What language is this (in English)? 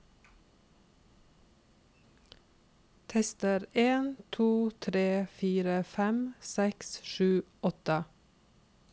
Norwegian